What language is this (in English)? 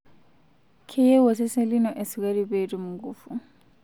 Masai